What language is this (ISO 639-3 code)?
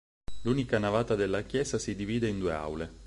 ita